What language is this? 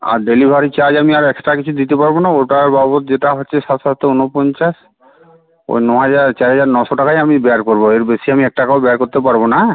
Bangla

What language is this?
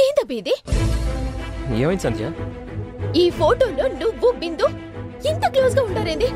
Telugu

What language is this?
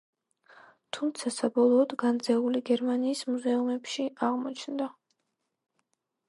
Georgian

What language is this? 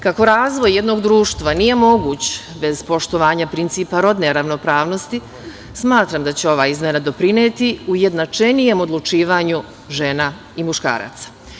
Serbian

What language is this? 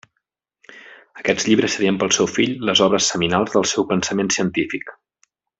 Catalan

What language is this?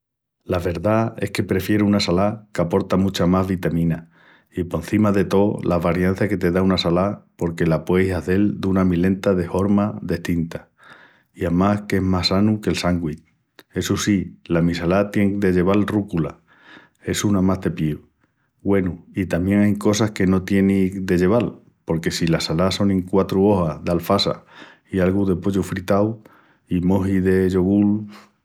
Extremaduran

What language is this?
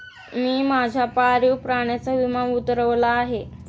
Marathi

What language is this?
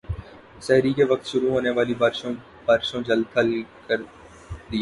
Urdu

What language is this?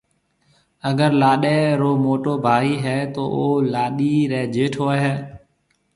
Marwari (Pakistan)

